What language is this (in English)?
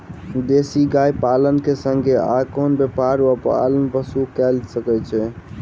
Maithili